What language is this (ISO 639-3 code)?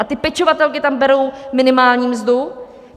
ces